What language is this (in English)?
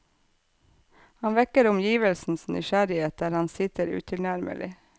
Norwegian